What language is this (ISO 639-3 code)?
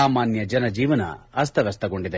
kan